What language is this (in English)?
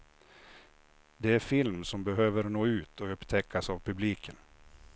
Swedish